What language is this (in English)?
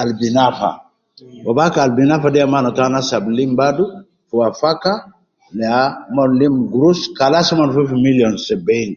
Nubi